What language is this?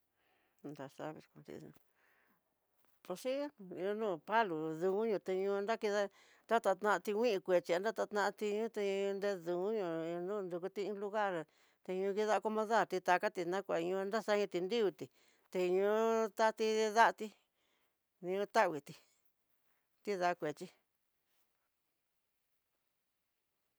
Tidaá Mixtec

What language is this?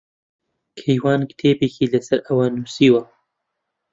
Central Kurdish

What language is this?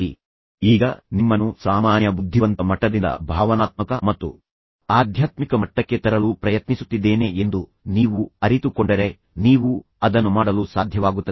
Kannada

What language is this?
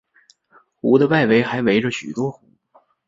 Chinese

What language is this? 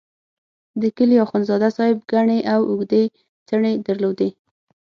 Pashto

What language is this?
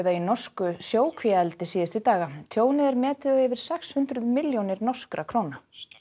Icelandic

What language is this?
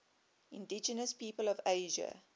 English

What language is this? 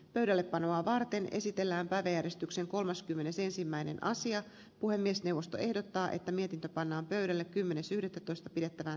Finnish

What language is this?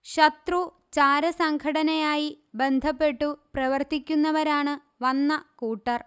Malayalam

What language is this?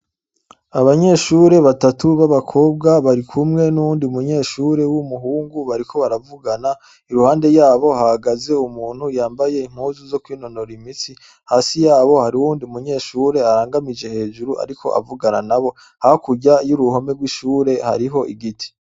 Rundi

